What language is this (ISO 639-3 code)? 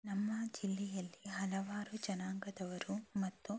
kan